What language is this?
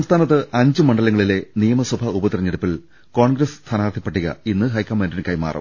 Malayalam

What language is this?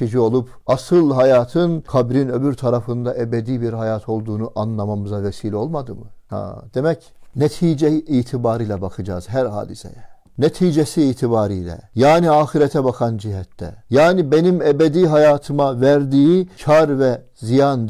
Turkish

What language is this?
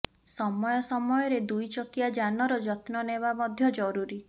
Odia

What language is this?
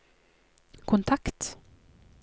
Norwegian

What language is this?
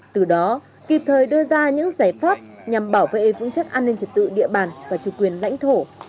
Vietnamese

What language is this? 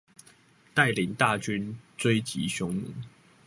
Chinese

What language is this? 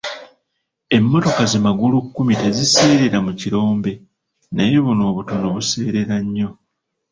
Ganda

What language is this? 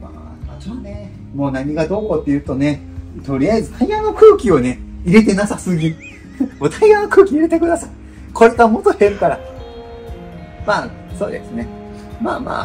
Japanese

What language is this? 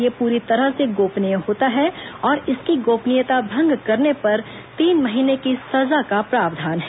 Hindi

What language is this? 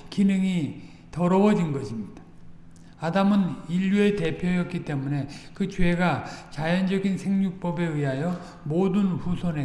Korean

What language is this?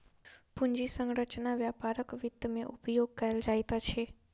Maithili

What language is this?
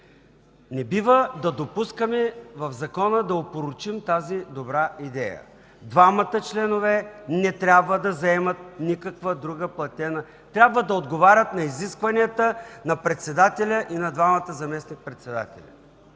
Bulgarian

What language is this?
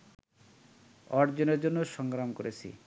Bangla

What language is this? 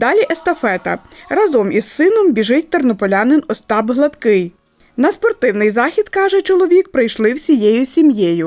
Ukrainian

